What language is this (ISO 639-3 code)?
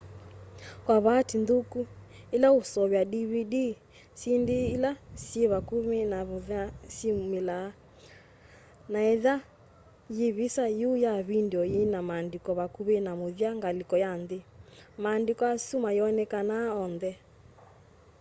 kam